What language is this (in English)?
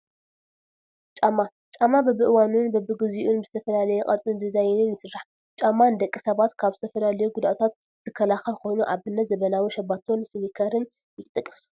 Tigrinya